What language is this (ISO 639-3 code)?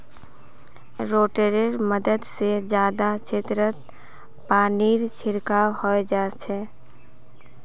mag